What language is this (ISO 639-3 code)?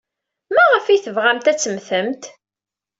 kab